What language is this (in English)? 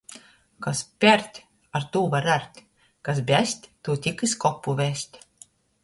Latgalian